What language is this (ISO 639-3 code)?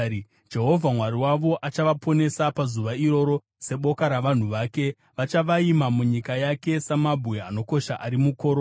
sna